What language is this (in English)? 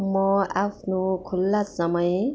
Nepali